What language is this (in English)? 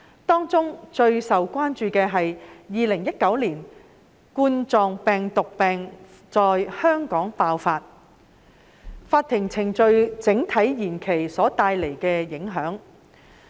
Cantonese